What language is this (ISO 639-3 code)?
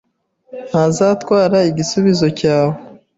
kin